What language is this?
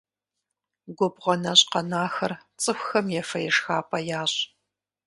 Kabardian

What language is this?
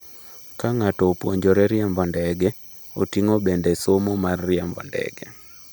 Luo (Kenya and Tanzania)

